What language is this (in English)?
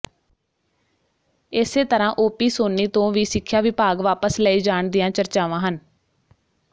Punjabi